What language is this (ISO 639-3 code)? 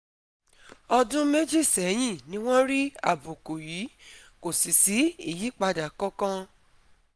yor